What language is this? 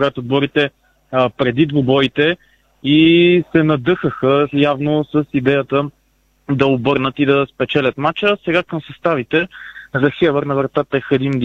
Bulgarian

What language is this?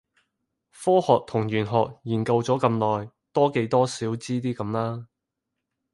Cantonese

